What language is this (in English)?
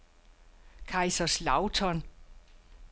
Danish